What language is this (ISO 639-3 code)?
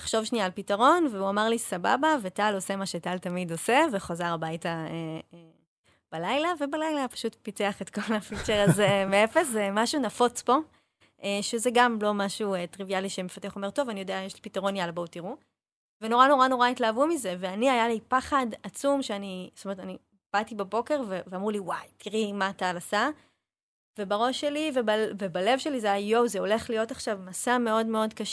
heb